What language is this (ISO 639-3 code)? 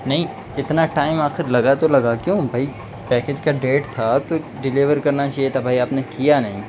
urd